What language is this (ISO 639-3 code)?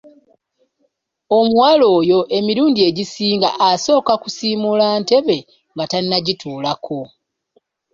lug